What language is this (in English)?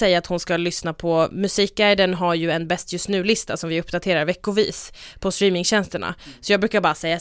Swedish